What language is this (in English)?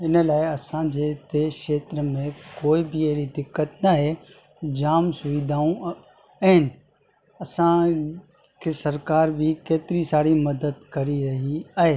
Sindhi